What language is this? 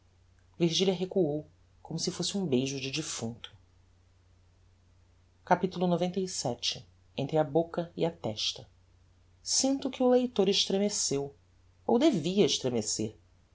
Portuguese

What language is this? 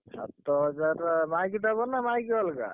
Odia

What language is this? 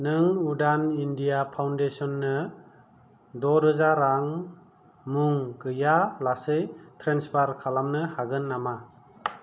Bodo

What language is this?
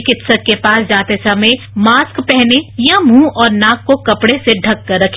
Hindi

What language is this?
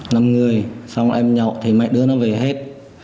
Vietnamese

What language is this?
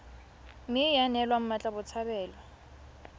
Tswana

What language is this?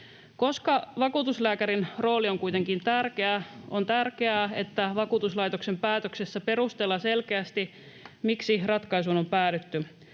Finnish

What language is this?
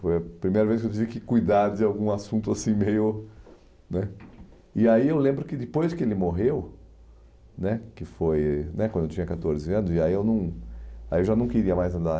Portuguese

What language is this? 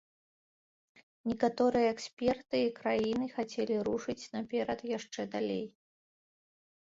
Belarusian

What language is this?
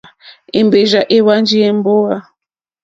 Mokpwe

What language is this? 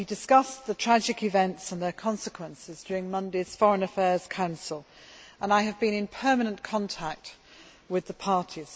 English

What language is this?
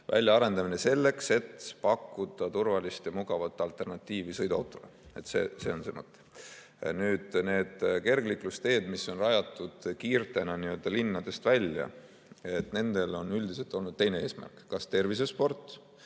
Estonian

